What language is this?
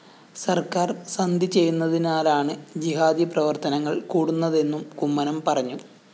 Malayalam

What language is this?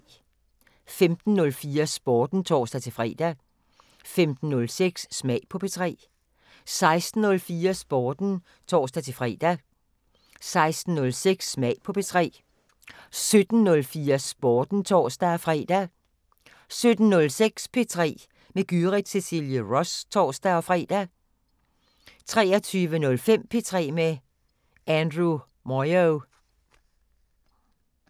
Danish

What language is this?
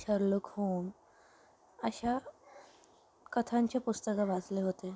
Marathi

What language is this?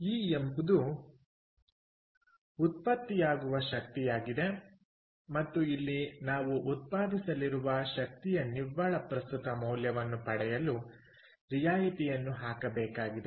Kannada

